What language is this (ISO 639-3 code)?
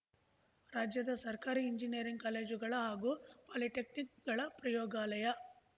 kan